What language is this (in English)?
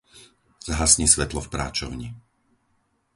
Slovak